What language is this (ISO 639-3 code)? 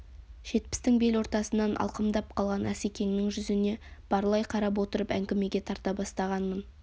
kaz